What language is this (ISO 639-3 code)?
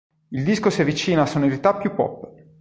ita